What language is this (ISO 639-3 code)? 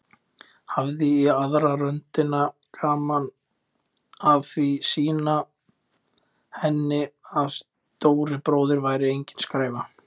isl